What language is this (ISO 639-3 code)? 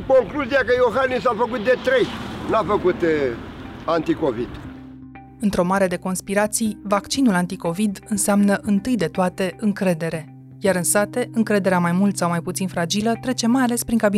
ron